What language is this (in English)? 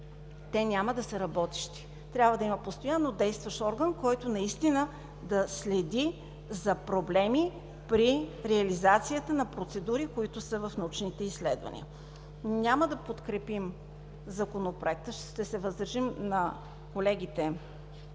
Bulgarian